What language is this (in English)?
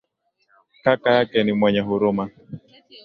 Swahili